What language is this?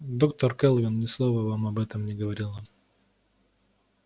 Russian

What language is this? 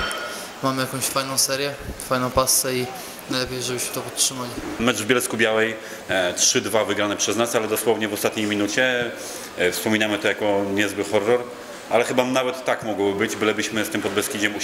Polish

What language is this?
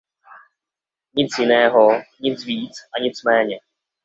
Czech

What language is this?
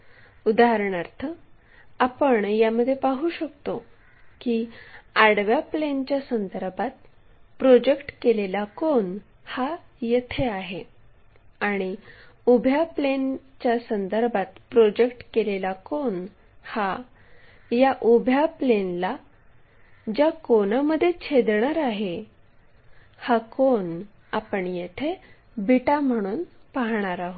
Marathi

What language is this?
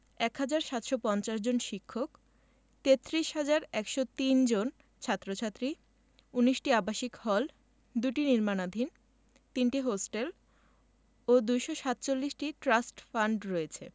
Bangla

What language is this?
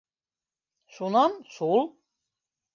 Bashkir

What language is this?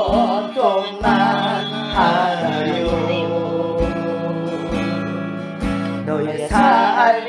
Korean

